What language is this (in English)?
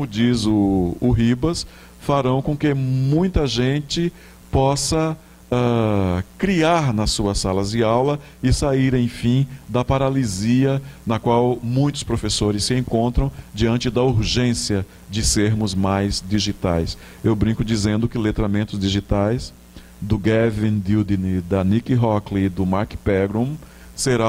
Portuguese